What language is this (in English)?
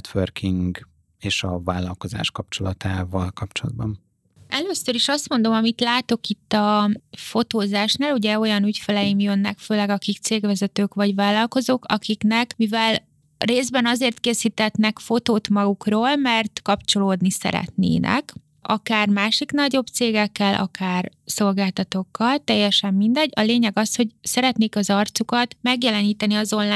Hungarian